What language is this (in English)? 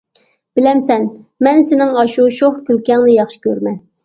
Uyghur